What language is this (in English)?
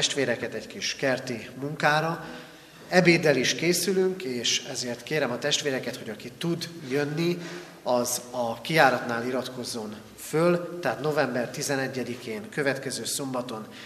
Hungarian